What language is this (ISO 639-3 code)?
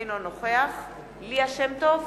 heb